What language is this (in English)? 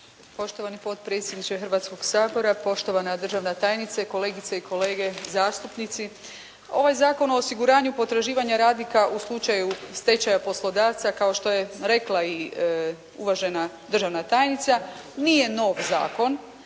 Croatian